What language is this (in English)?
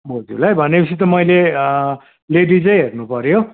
Nepali